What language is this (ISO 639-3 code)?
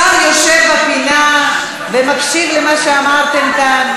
heb